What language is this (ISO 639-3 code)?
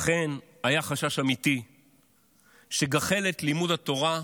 heb